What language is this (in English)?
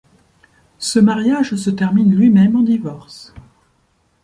French